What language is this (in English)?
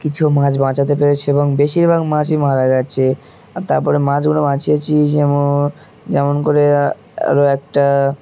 Bangla